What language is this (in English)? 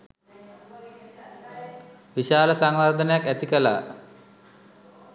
Sinhala